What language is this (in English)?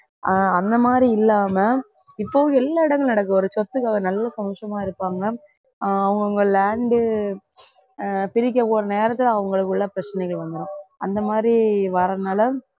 Tamil